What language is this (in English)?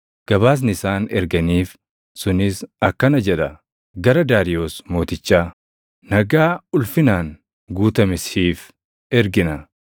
Oromo